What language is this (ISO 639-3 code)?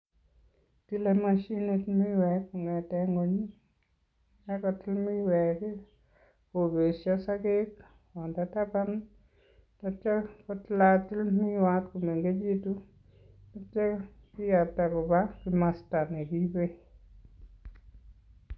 kln